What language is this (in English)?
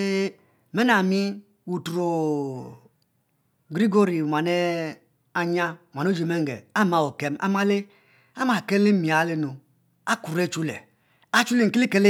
Mbe